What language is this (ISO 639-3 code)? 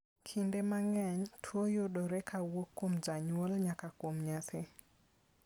luo